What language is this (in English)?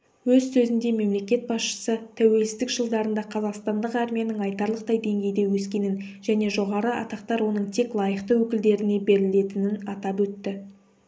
Kazakh